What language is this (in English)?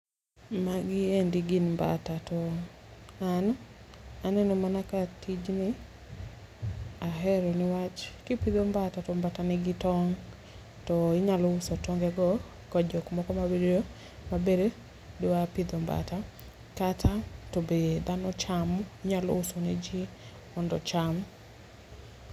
Luo (Kenya and Tanzania)